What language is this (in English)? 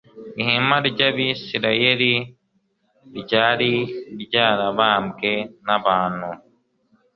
Kinyarwanda